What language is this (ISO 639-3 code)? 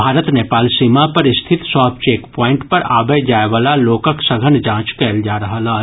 mai